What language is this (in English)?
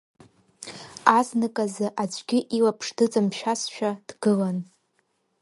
Abkhazian